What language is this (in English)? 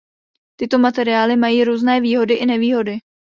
Czech